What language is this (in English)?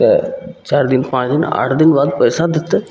Maithili